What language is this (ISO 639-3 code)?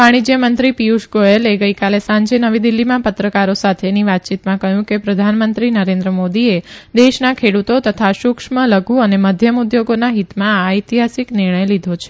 guj